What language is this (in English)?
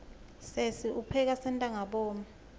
Swati